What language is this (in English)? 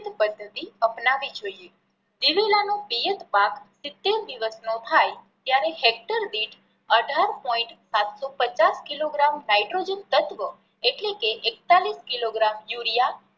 Gujarati